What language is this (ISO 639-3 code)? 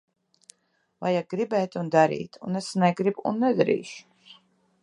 lav